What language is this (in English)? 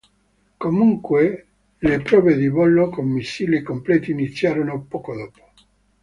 Italian